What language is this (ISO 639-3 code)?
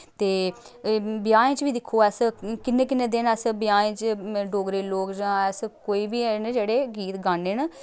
doi